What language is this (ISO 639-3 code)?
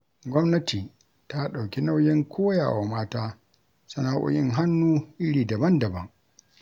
hau